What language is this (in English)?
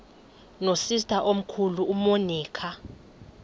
Xhosa